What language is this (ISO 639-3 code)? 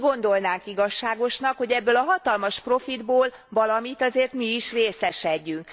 hun